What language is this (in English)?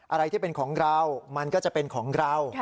Thai